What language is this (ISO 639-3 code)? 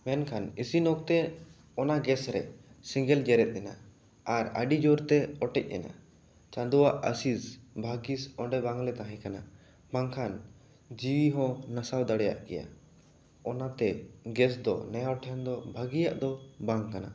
sat